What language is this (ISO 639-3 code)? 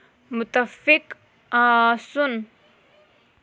kas